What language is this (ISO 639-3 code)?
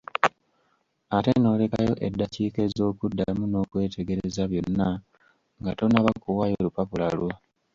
lug